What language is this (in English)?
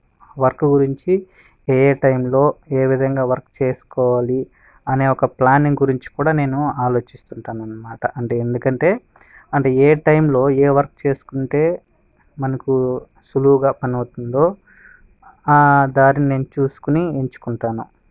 Telugu